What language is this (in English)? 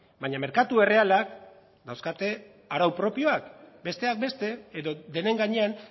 Basque